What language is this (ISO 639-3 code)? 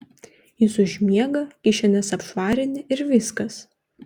lit